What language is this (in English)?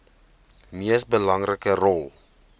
Afrikaans